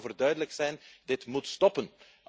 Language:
Dutch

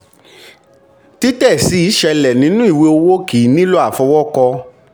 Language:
Yoruba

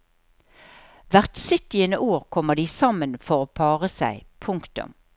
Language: Norwegian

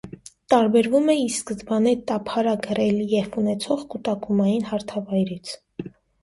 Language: Armenian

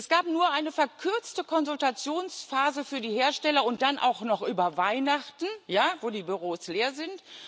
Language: German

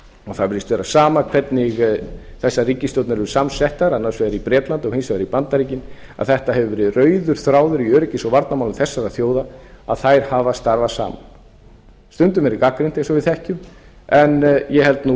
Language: Icelandic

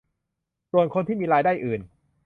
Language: Thai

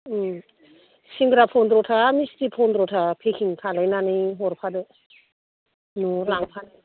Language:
Bodo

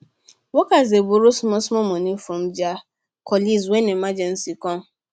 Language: Nigerian Pidgin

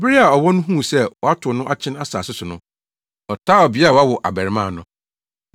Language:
Akan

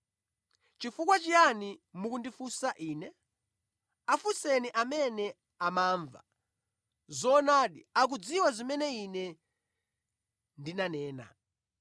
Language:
Nyanja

